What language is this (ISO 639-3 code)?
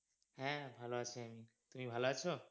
ben